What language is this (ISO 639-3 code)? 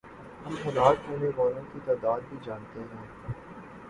urd